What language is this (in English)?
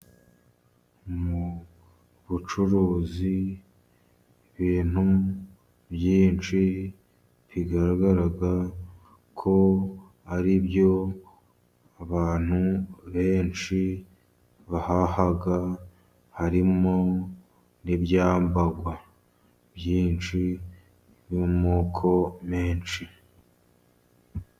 Kinyarwanda